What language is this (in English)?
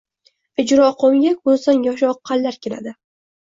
Uzbek